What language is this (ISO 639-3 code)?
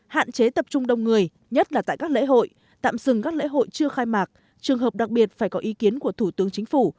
vie